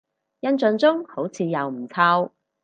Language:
Cantonese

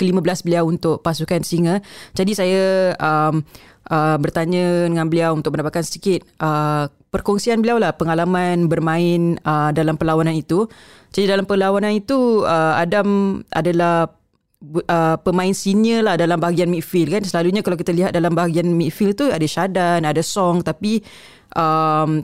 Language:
Malay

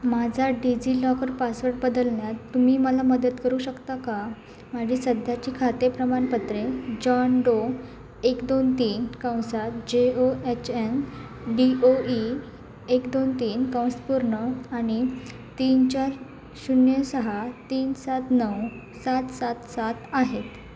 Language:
Marathi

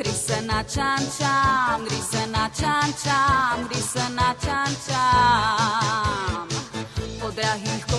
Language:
Czech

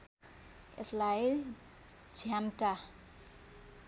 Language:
Nepali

